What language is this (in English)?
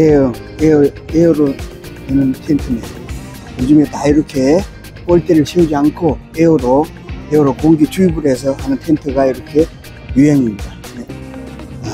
Korean